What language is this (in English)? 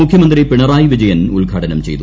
Malayalam